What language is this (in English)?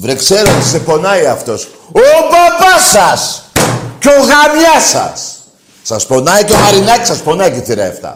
Greek